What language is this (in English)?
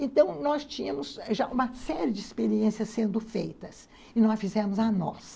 Portuguese